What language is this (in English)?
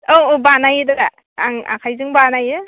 Bodo